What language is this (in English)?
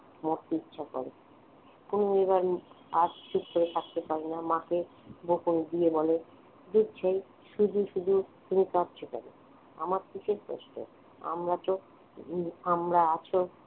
Bangla